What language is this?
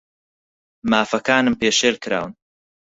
Central Kurdish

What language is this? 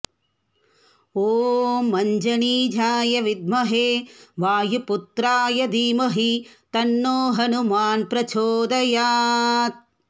Sanskrit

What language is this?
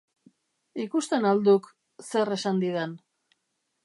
Basque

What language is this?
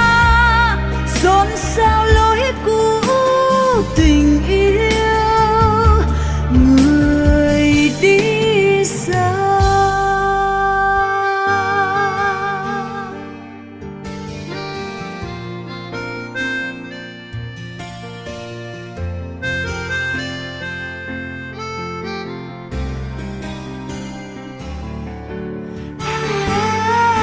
Vietnamese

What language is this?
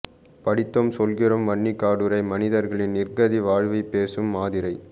Tamil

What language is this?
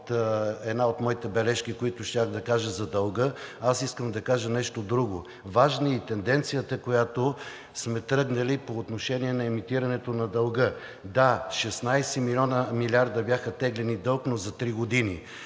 Bulgarian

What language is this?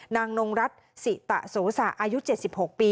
Thai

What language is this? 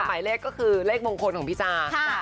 Thai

